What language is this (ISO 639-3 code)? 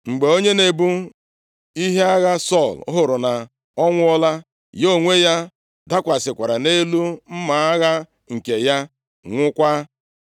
ibo